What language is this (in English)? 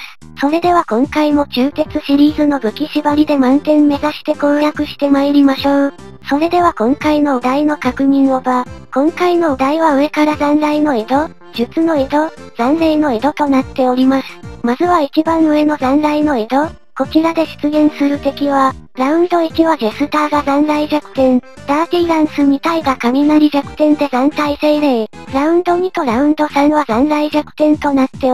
Japanese